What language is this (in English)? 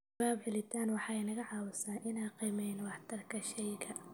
Somali